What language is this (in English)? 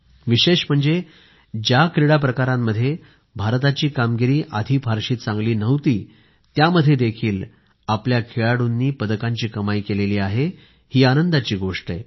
Marathi